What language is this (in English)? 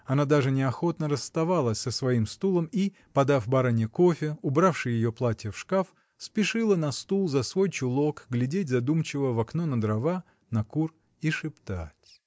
Russian